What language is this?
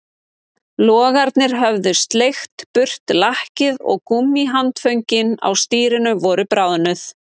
Icelandic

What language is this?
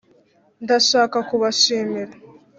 Kinyarwanda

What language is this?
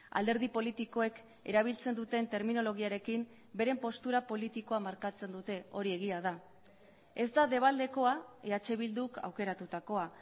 Basque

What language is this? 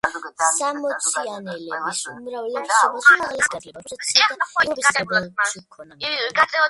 Georgian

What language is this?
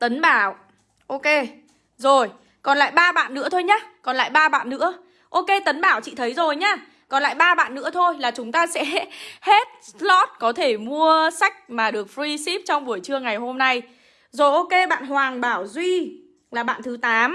Vietnamese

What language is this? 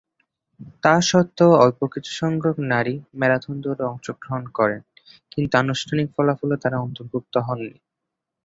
Bangla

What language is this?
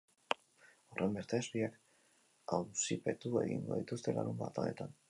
Basque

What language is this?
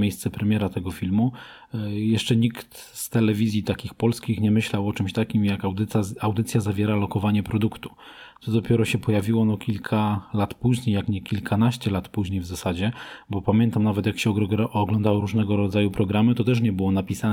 Polish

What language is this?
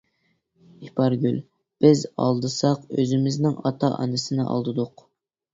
Uyghur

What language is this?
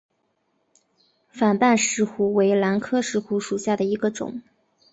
Chinese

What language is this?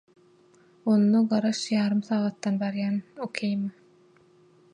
Turkmen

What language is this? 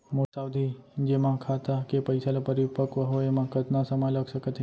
Chhattisgarhi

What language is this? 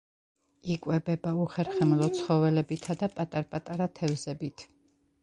Georgian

